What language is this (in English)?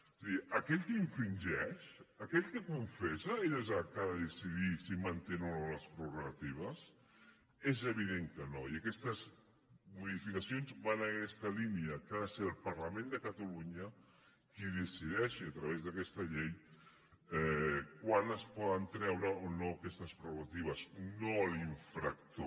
Catalan